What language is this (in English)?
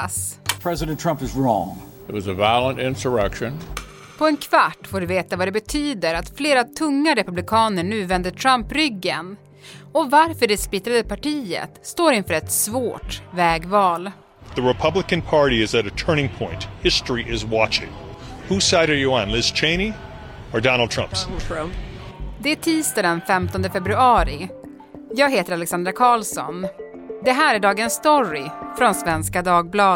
Swedish